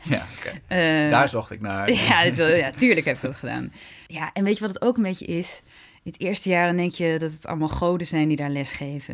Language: Dutch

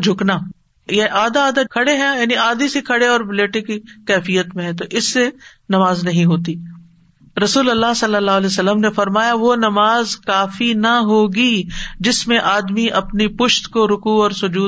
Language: Urdu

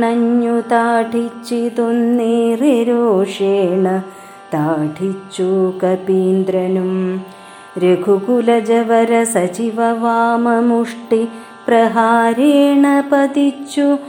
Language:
Malayalam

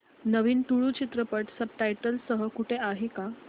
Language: Marathi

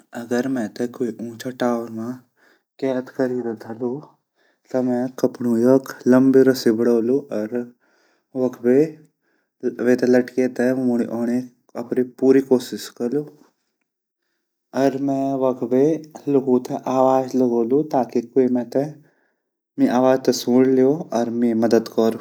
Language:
Garhwali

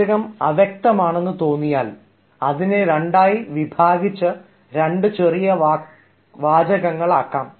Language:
Malayalam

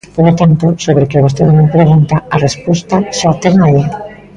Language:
Galician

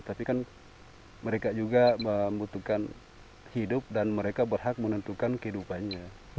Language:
Indonesian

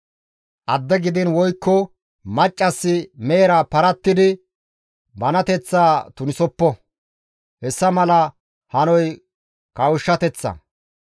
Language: Gamo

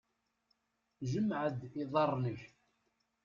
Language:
Kabyle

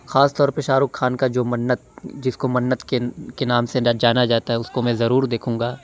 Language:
Urdu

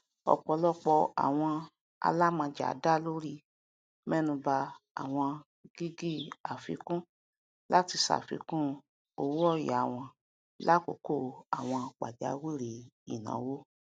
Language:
Yoruba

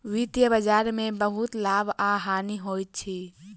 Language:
Maithili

